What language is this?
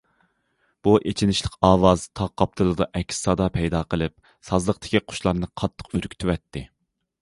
Uyghur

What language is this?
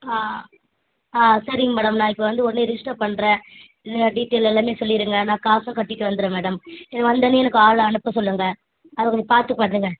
Tamil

